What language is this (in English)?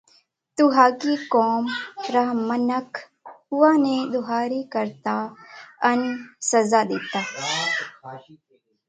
Parkari Koli